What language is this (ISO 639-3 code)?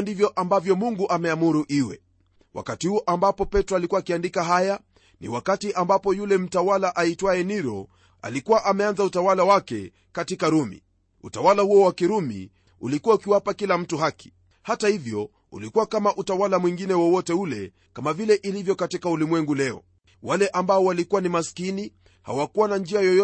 swa